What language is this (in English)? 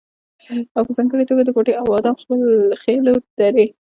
Pashto